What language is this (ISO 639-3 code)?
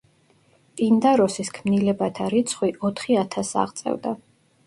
kat